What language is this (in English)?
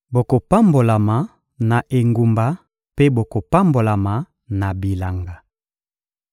Lingala